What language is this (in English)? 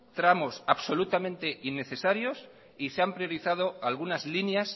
Spanish